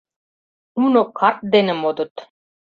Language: Mari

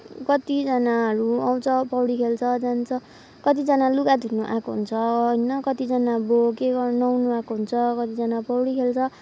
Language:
Nepali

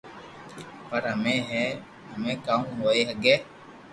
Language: Loarki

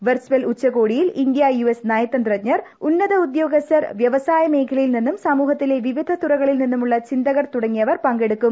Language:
Malayalam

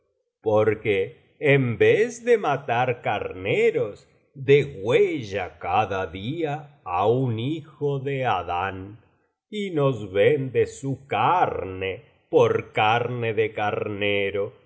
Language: Spanish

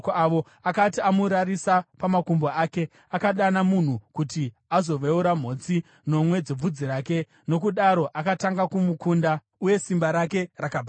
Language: Shona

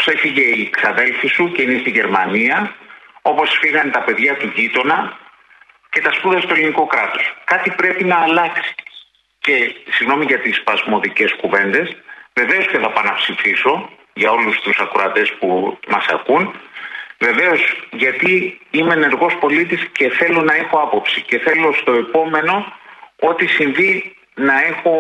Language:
Greek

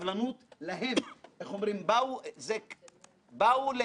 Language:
Hebrew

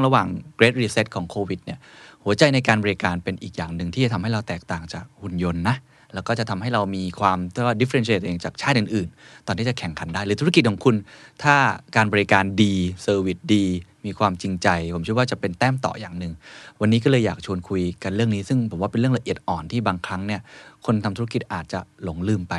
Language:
Thai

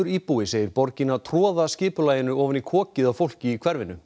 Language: Icelandic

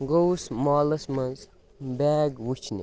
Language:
Kashmiri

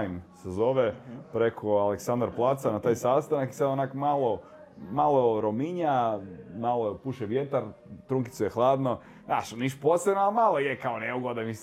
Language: Croatian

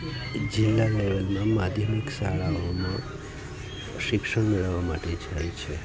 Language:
Gujarati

